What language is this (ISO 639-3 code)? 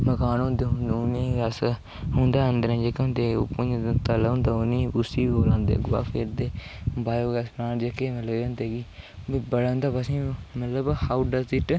doi